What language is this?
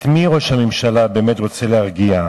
Hebrew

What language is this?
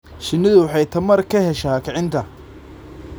Somali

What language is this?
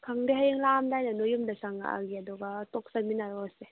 Manipuri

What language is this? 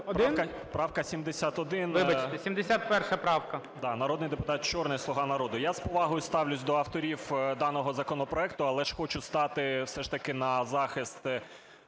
Ukrainian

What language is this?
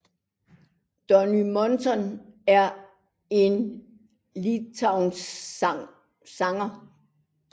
Danish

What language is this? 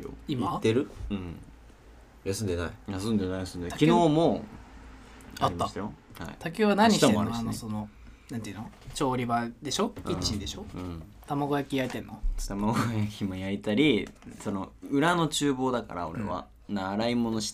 Japanese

